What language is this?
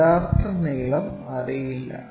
Malayalam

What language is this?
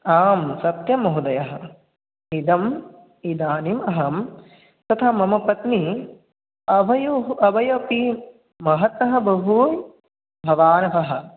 Sanskrit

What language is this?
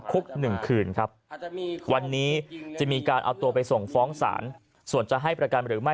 Thai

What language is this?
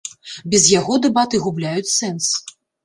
Belarusian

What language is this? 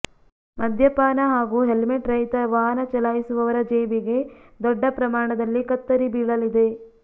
Kannada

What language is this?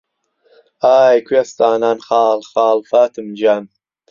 Central Kurdish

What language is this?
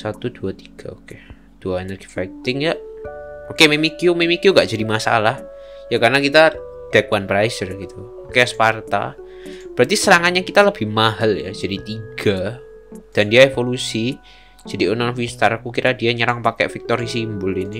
Indonesian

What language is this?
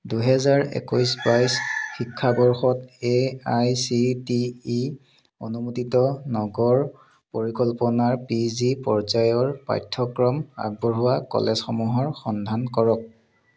Assamese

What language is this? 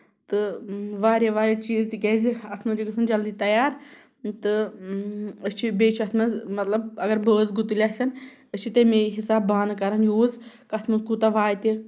Kashmiri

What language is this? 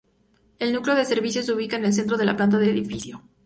Spanish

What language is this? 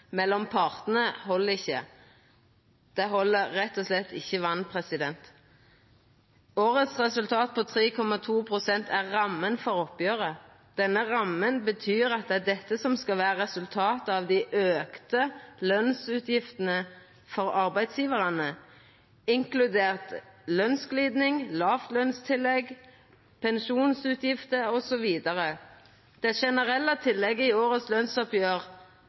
Norwegian Nynorsk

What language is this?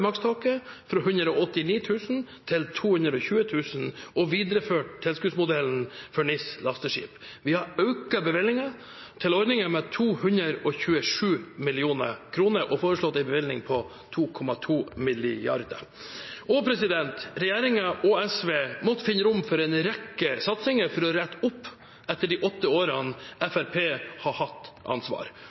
Norwegian Bokmål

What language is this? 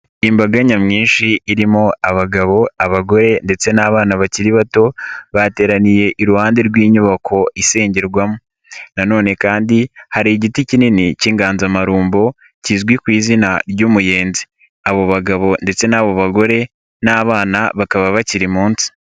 Kinyarwanda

